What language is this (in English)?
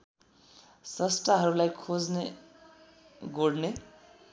Nepali